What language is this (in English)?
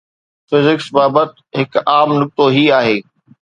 Sindhi